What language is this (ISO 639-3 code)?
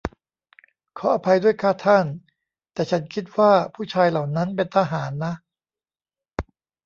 tha